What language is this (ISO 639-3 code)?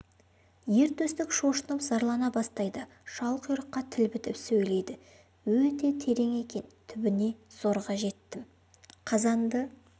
kaz